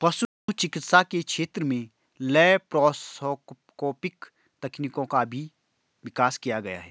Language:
Hindi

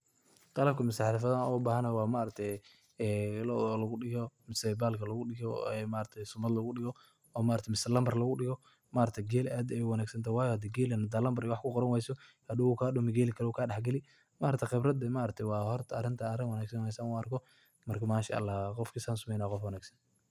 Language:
Somali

